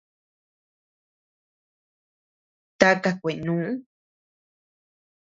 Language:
Tepeuxila Cuicatec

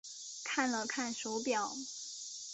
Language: Chinese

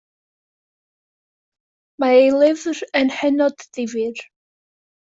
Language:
Welsh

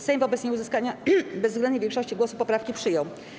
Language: Polish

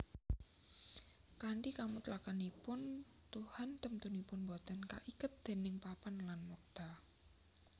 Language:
Javanese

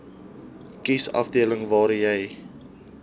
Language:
Afrikaans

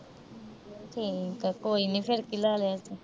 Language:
Punjabi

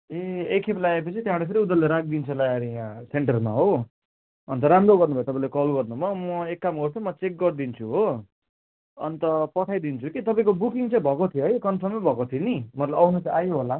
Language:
Nepali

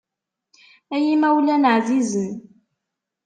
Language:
Kabyle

